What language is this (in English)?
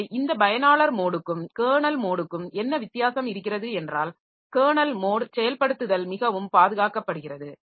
Tamil